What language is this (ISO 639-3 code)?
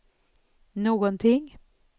swe